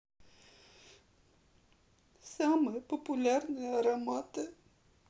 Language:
Russian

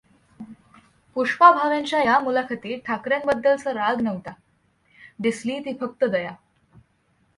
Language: Marathi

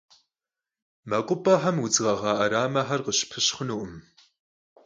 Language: Kabardian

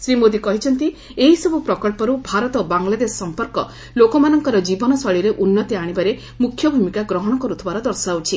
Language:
Odia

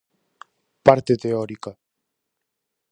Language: Galician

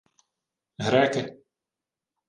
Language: Ukrainian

